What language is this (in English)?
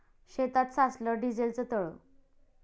Marathi